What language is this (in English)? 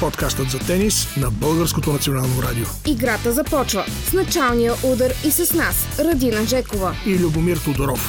Bulgarian